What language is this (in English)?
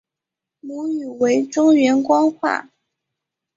Chinese